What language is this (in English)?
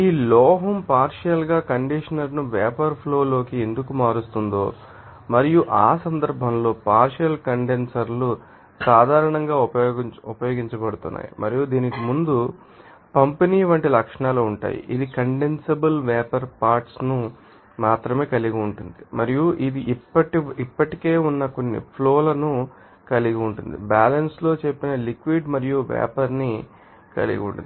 Telugu